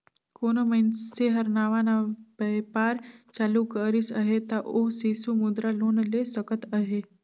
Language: Chhattisgarhi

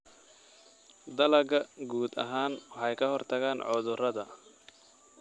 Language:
Somali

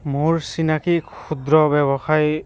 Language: Assamese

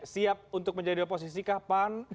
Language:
Indonesian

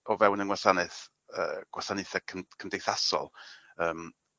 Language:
Welsh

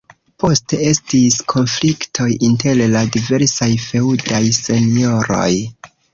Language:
Esperanto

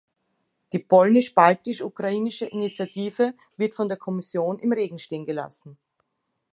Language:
German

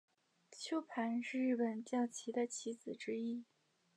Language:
Chinese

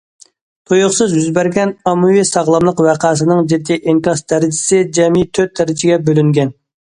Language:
Uyghur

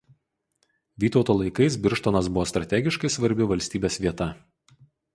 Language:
Lithuanian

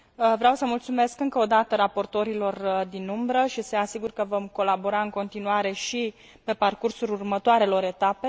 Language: Romanian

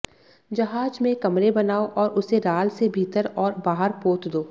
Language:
Hindi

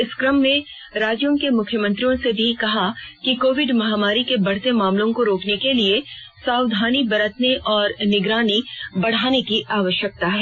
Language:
Hindi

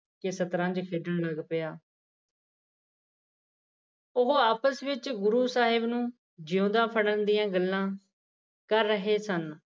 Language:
Punjabi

